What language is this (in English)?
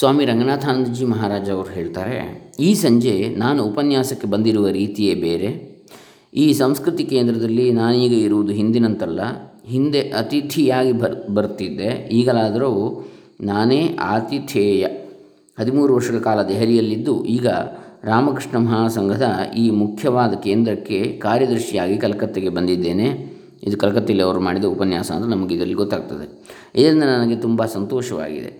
Kannada